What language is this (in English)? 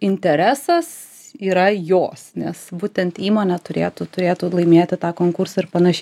Lithuanian